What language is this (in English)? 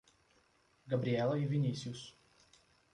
Portuguese